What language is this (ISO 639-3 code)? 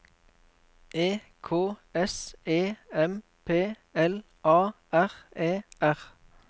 nor